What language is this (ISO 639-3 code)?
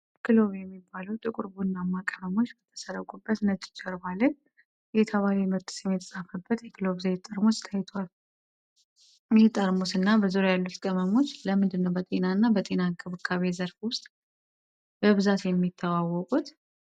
amh